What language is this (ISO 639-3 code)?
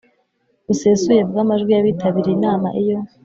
kin